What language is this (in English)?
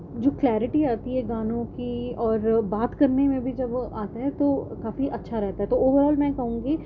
Urdu